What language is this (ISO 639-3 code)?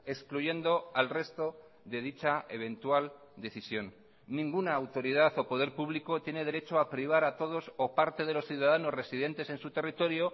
spa